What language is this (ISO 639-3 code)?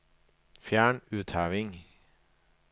nor